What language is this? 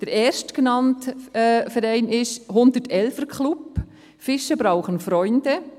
Swiss German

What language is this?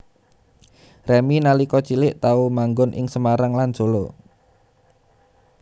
Javanese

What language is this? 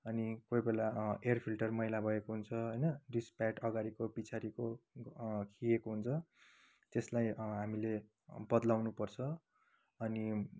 Nepali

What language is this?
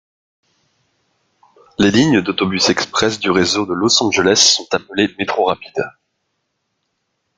French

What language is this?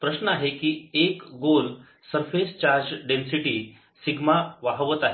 Marathi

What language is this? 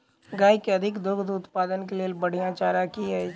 Maithili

